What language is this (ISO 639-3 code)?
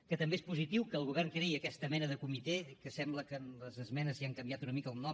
cat